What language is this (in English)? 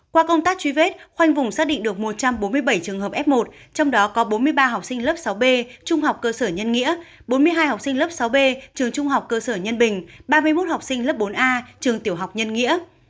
Vietnamese